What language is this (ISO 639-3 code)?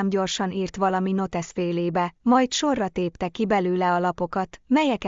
hun